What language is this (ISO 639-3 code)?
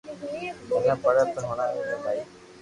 lrk